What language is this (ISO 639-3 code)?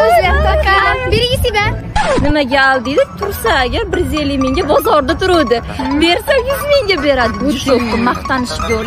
tur